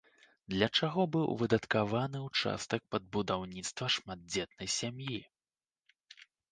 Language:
Belarusian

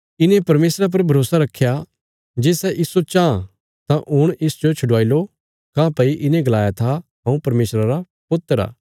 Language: Bilaspuri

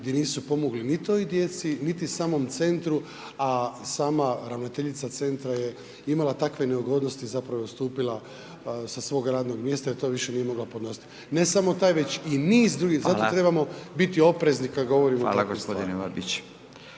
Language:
Croatian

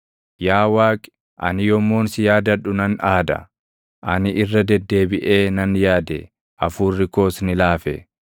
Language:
Oromo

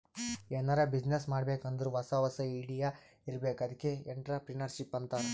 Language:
Kannada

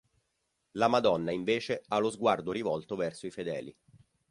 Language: Italian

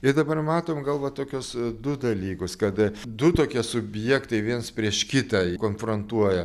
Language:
Lithuanian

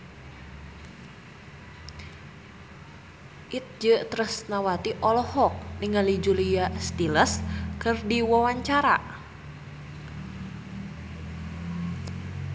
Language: Sundanese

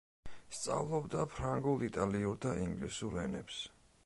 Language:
Georgian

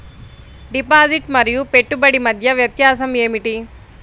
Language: Telugu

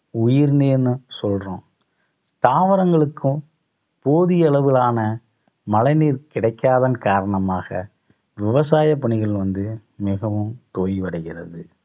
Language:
Tamil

